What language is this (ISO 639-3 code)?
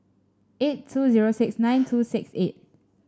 eng